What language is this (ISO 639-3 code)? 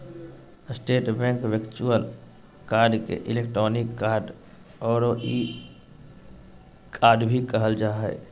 mag